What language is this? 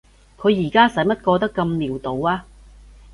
Cantonese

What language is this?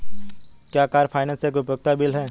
Hindi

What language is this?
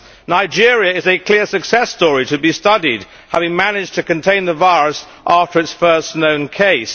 English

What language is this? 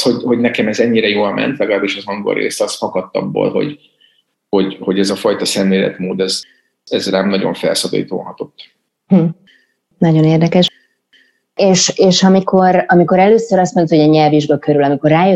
Hungarian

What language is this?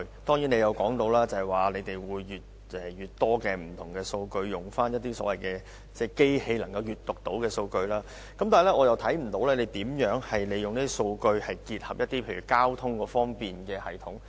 Cantonese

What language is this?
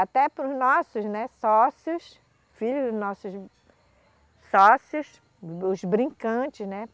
Portuguese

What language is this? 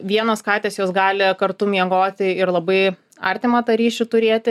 Lithuanian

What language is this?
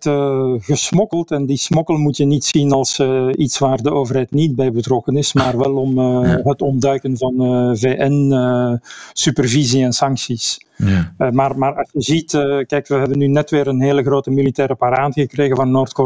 Dutch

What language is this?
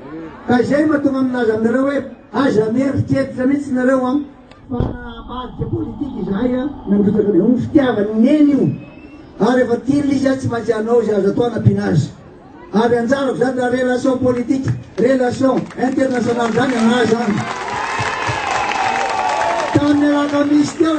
Turkish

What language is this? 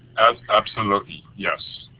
English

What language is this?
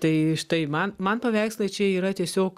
Lithuanian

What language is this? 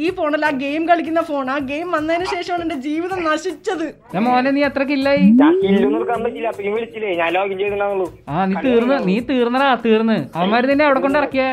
Malayalam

